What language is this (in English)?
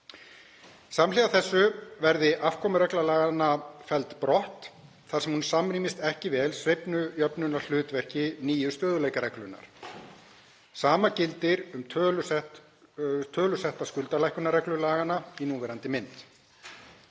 Icelandic